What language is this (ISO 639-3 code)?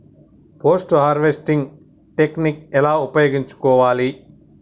tel